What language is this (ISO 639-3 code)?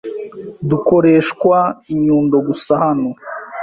kin